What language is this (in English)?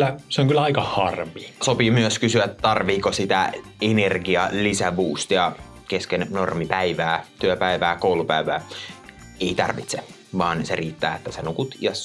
Finnish